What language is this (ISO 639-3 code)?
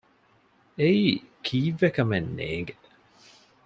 div